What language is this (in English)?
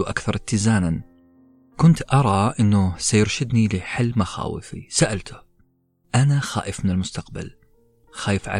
Arabic